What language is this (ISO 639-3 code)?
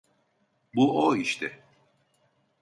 tur